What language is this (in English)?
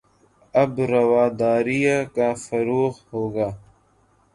Urdu